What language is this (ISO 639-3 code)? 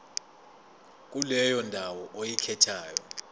zul